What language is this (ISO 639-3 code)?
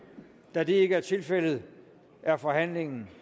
dan